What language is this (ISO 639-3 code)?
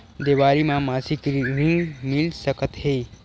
hne